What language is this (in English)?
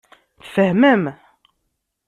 Kabyle